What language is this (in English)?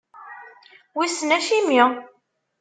Kabyle